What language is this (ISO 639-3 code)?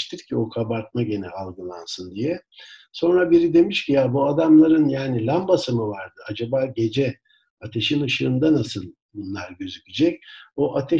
tur